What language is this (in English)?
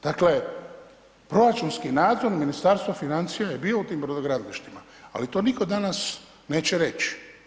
Croatian